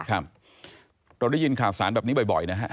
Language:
Thai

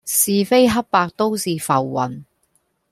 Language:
Cantonese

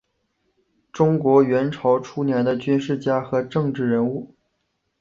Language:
Chinese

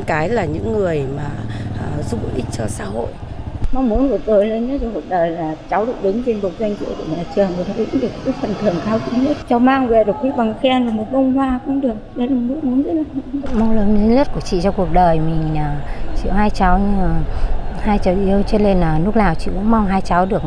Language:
Vietnamese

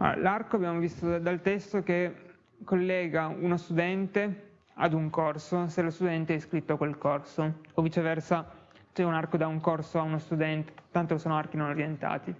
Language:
Italian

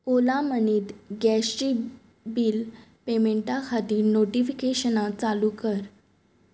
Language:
Konkani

